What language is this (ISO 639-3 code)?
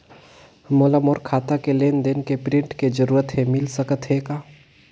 hne